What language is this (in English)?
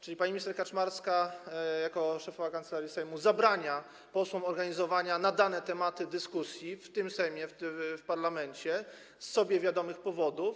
Polish